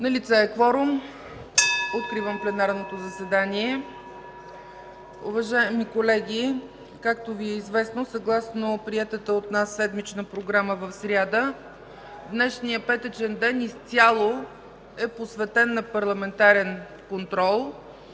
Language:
Bulgarian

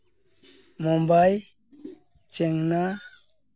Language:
Santali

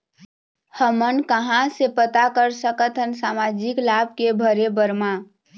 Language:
Chhattisgarhi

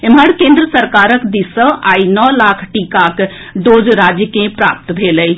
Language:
Maithili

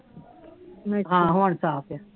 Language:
Punjabi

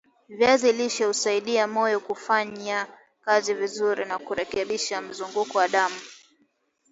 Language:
Swahili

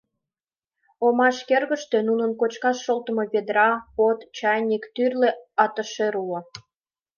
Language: Mari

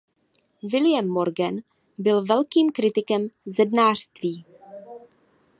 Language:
Czech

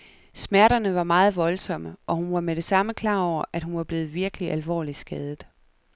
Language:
Danish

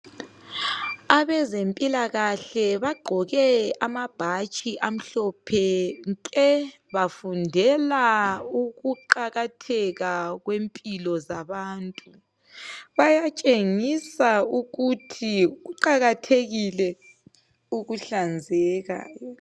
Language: North Ndebele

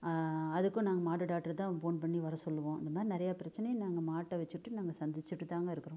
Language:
Tamil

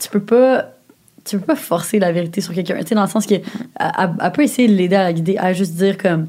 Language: French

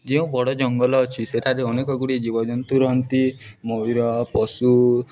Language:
Odia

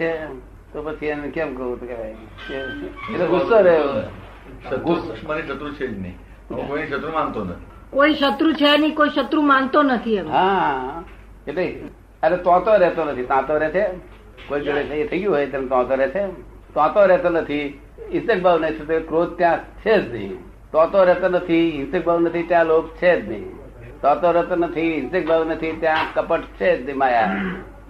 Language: Gujarati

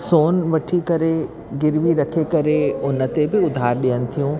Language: Sindhi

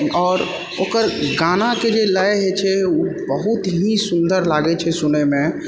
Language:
Maithili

